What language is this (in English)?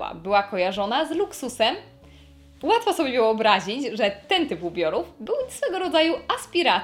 Polish